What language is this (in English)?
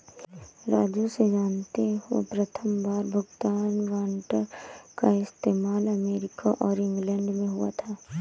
Hindi